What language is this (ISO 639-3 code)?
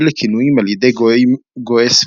heb